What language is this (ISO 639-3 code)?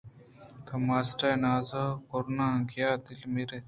bgp